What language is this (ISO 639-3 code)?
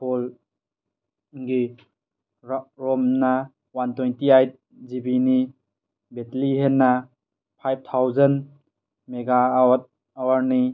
mni